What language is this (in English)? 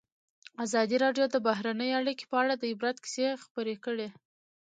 Pashto